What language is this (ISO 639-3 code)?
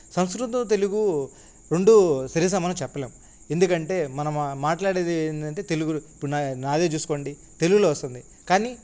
tel